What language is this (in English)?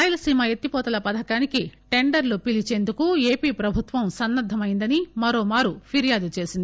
Telugu